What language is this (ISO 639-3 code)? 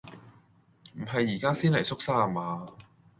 yue